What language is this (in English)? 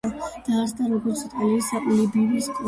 Georgian